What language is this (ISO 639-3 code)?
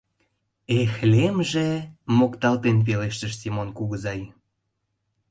chm